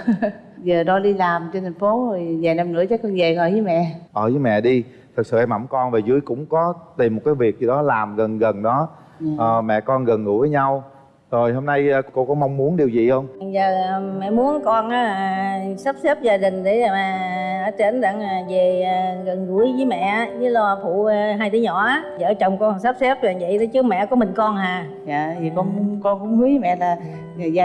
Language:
Vietnamese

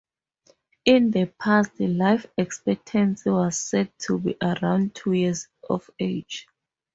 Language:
English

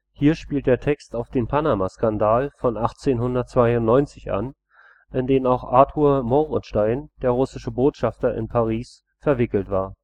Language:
German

